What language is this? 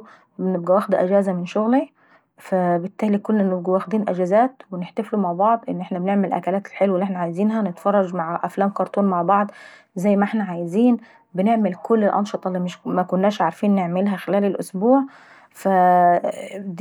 Saidi Arabic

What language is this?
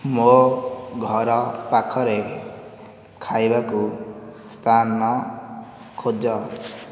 Odia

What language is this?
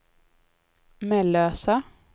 Swedish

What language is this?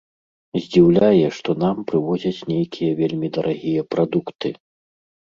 Belarusian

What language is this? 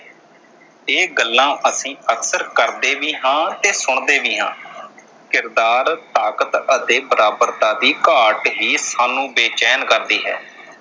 Punjabi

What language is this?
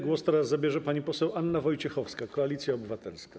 Polish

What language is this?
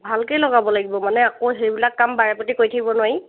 Assamese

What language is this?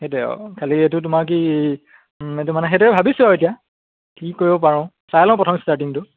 Assamese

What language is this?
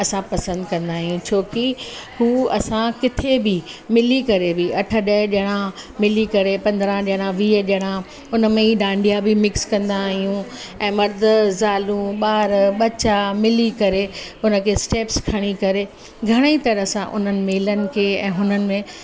Sindhi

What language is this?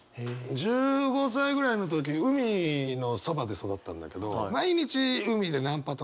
Japanese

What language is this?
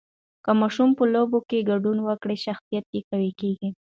Pashto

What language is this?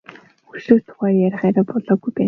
Mongolian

